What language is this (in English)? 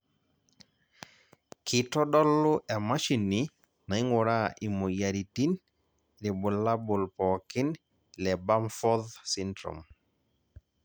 Masai